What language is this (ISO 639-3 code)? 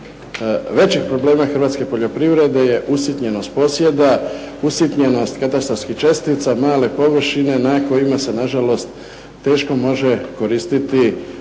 hrv